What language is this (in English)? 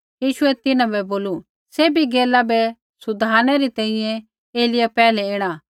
Kullu Pahari